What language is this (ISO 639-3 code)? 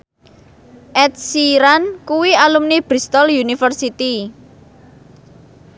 jav